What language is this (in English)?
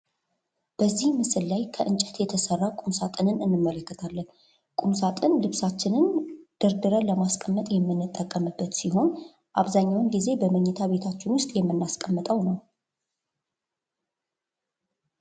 Amharic